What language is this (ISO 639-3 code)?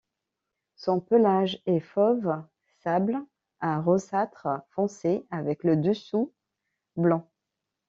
fra